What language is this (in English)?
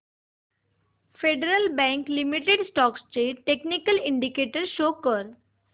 Marathi